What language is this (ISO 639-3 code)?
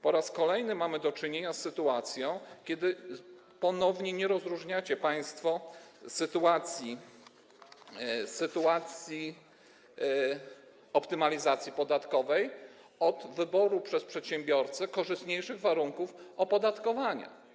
pol